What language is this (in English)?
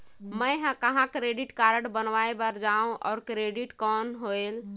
Chhattisgarhi